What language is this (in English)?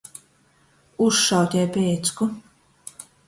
Latgalian